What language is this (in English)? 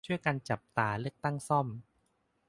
Thai